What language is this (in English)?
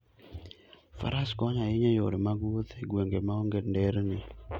Luo (Kenya and Tanzania)